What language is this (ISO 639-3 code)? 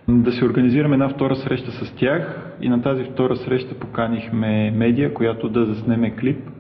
bul